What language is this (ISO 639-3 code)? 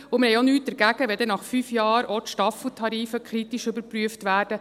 gsw